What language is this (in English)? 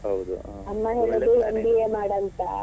Kannada